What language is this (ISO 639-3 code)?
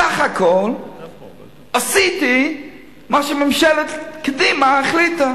heb